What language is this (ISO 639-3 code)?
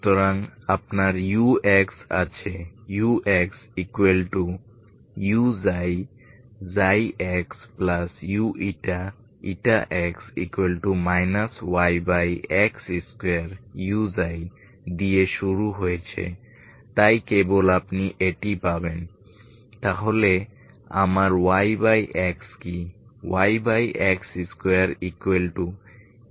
ben